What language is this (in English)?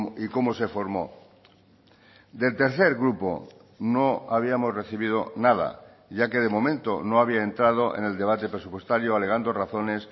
Spanish